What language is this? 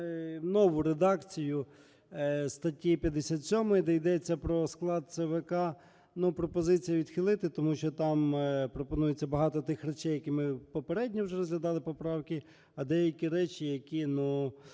Ukrainian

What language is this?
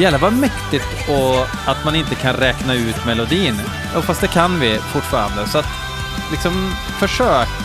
Swedish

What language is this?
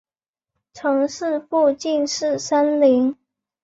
Chinese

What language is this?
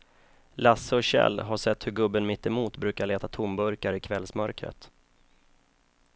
Swedish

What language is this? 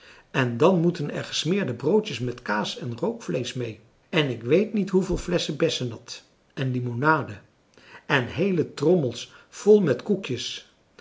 Dutch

